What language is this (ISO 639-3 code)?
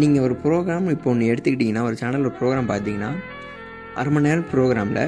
tam